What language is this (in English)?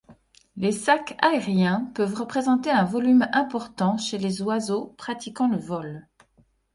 French